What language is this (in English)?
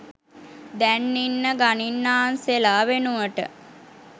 Sinhala